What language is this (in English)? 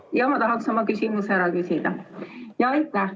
Estonian